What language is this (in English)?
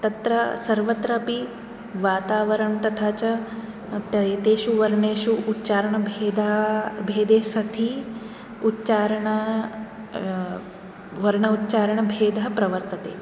Sanskrit